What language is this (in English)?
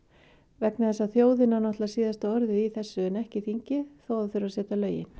Icelandic